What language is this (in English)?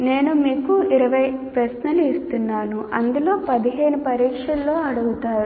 Telugu